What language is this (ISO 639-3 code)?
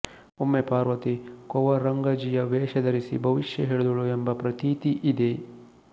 kan